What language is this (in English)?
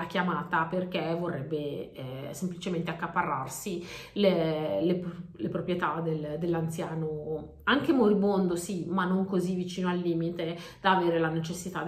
Italian